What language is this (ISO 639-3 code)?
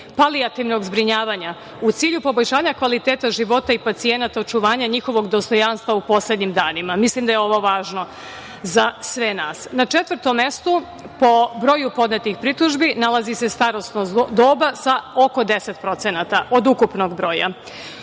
srp